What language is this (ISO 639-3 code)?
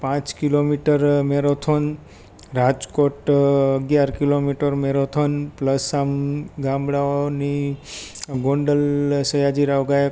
guj